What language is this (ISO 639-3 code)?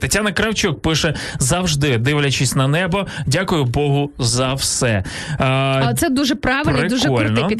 ukr